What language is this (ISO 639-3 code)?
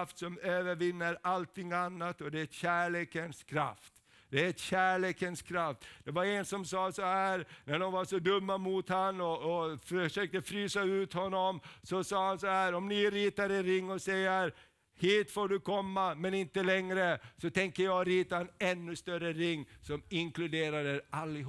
swe